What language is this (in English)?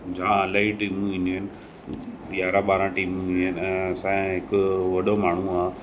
Sindhi